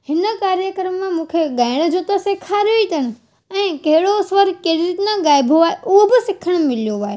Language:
Sindhi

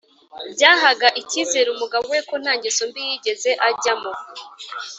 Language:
Kinyarwanda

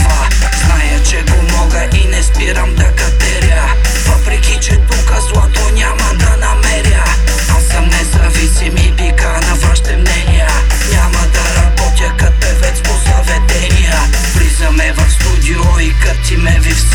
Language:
Bulgarian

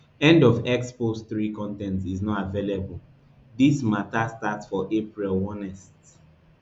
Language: Nigerian Pidgin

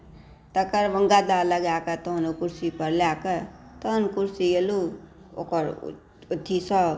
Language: Maithili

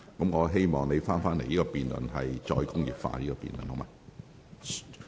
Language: Cantonese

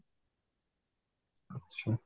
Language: Odia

